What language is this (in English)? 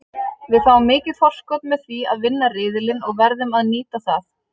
Icelandic